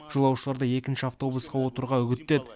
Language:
Kazakh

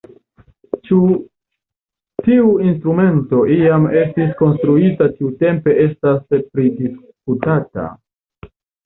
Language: Esperanto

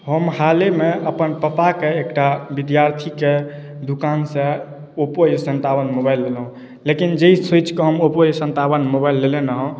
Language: Maithili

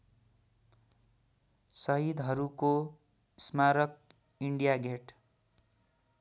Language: Nepali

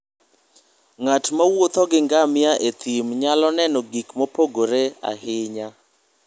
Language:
Luo (Kenya and Tanzania)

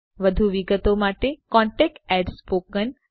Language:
Gujarati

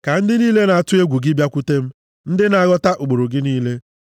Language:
Igbo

